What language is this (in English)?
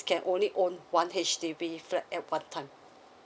English